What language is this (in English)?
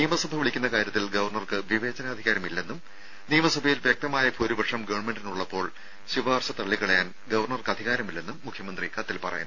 Malayalam